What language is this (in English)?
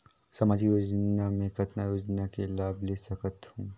Chhattisgarhi